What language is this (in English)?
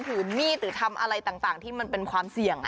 Thai